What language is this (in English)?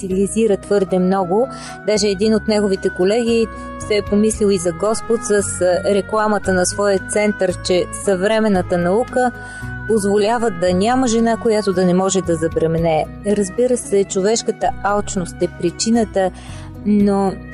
Bulgarian